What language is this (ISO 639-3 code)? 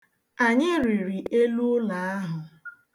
ibo